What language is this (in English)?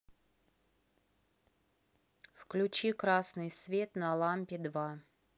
Russian